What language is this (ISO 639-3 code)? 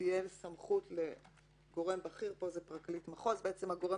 heb